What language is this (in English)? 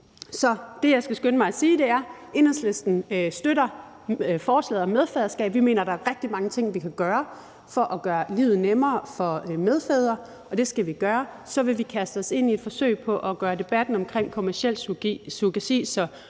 Danish